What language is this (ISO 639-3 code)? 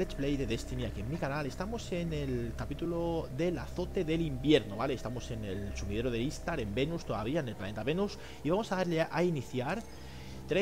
spa